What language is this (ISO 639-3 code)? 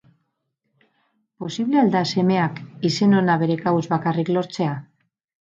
eus